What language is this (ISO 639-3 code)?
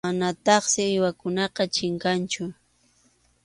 qxu